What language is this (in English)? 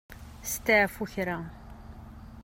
Kabyle